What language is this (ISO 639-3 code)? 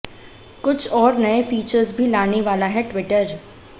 hin